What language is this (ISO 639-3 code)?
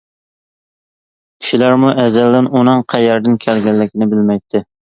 uig